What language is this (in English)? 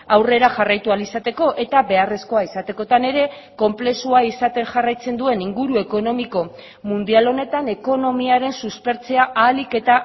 Basque